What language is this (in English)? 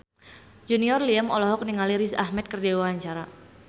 Sundanese